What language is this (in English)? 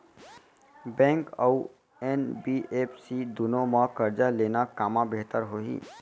Chhattisgarhi